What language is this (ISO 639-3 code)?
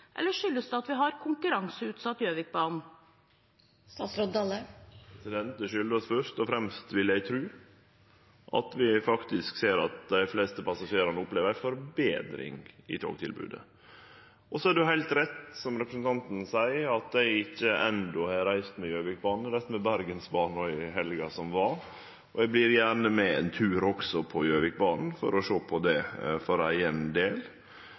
nor